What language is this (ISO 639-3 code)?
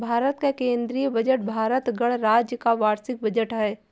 hin